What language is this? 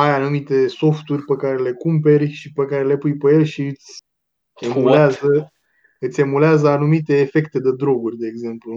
Romanian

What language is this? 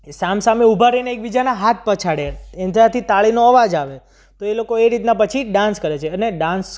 Gujarati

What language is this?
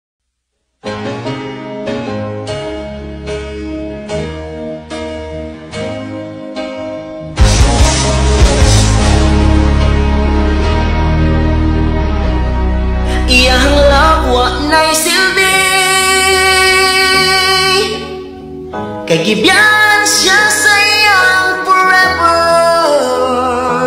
Vietnamese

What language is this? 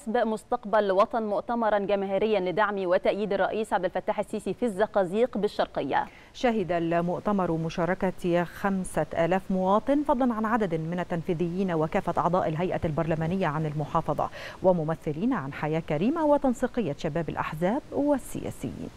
Arabic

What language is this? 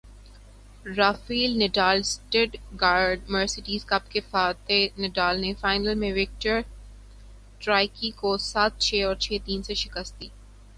Urdu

